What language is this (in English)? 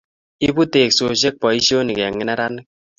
Kalenjin